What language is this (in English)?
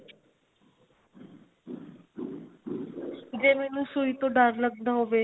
Punjabi